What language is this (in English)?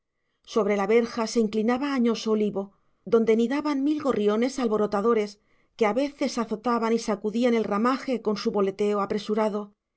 Spanish